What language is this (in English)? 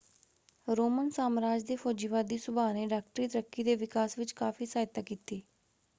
Punjabi